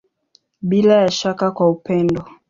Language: Swahili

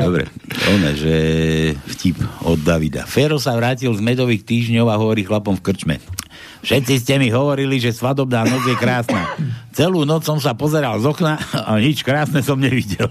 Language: Slovak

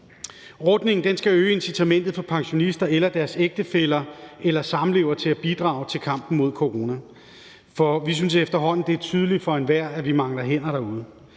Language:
Danish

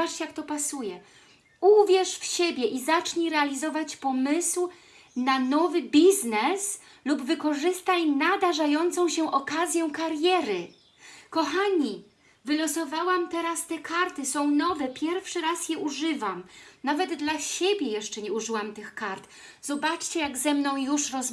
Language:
Polish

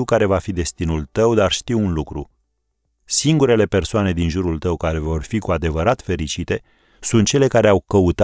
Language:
Romanian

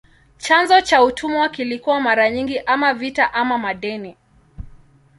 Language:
Swahili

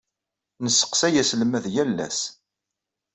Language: Kabyle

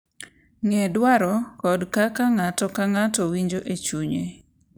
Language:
Luo (Kenya and Tanzania)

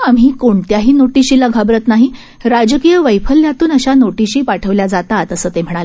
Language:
Marathi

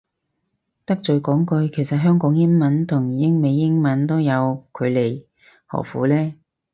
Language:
Cantonese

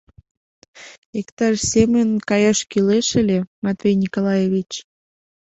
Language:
Mari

